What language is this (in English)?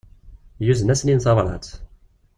Kabyle